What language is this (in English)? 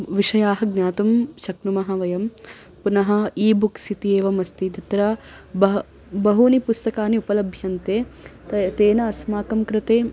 Sanskrit